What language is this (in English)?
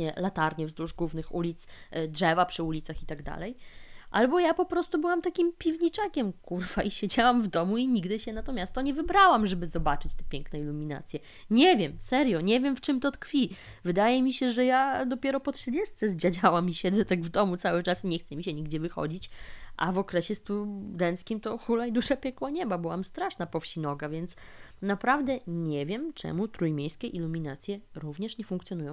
Polish